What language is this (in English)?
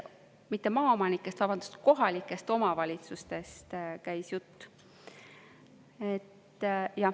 Estonian